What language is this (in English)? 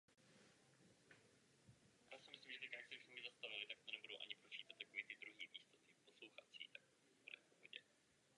Czech